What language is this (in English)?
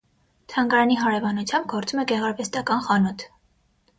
Armenian